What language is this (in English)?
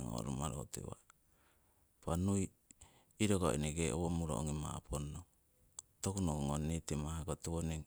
Siwai